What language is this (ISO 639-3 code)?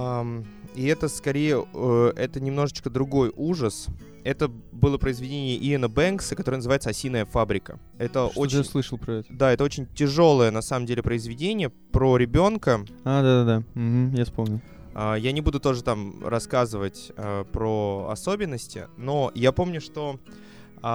rus